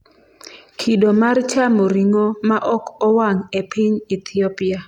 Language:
Luo (Kenya and Tanzania)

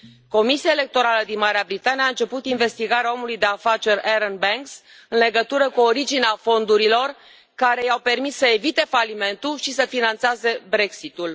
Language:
Romanian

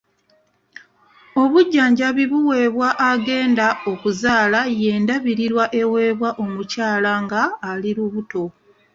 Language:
Ganda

